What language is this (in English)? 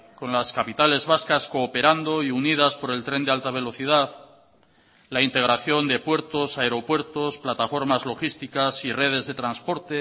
Spanish